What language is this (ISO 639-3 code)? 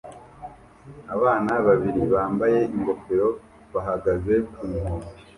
kin